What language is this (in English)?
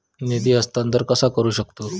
Marathi